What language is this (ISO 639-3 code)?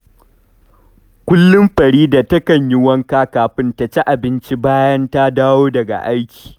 hau